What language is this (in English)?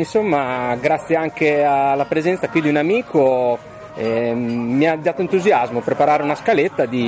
Italian